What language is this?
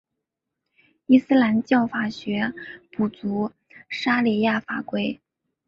Chinese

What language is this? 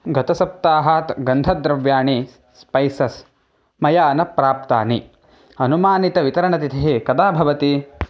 Sanskrit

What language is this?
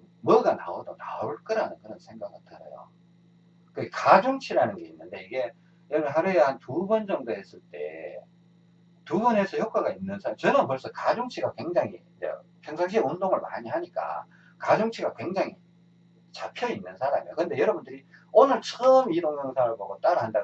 Korean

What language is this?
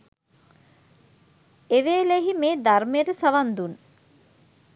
Sinhala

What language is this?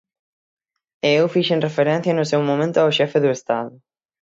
Galician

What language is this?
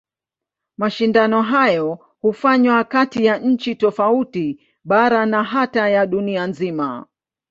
Swahili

